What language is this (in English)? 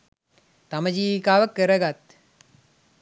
Sinhala